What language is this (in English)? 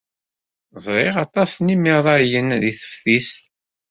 Kabyle